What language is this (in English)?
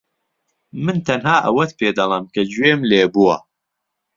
Central Kurdish